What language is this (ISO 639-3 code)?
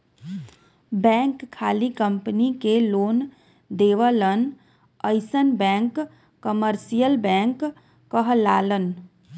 bho